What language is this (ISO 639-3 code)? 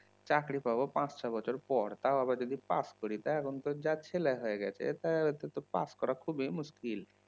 ben